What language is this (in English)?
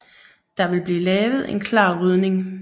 Danish